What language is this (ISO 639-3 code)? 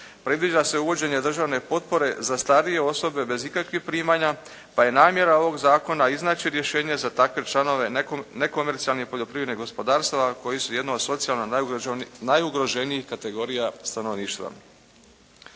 hrv